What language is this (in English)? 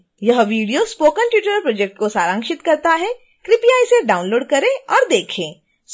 Hindi